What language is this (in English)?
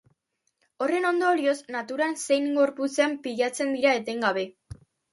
Basque